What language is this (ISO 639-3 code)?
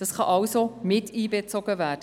gsw